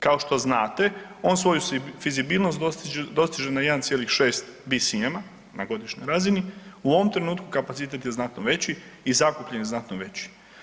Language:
Croatian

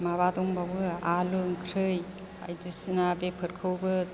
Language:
Bodo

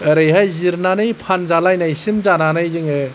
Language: Bodo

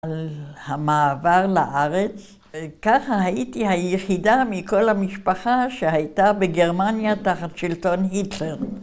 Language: Hebrew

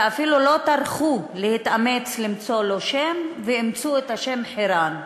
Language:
Hebrew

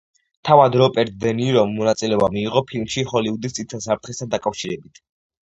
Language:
Georgian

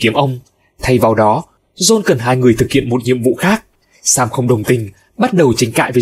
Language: Vietnamese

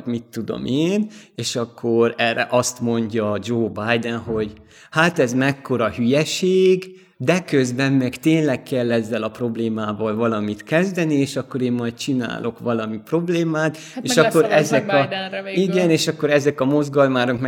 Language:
Hungarian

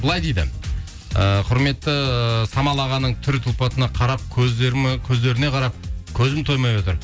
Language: Kazakh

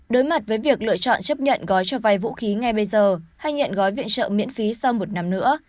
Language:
Vietnamese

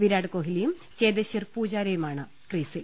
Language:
Malayalam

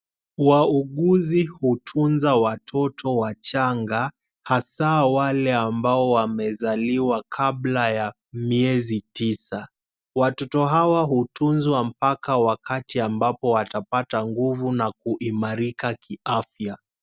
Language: Swahili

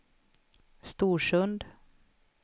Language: Swedish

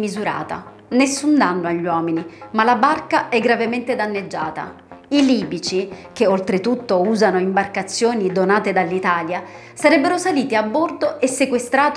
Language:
Italian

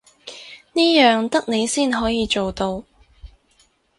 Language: Cantonese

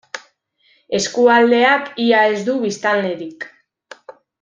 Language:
Basque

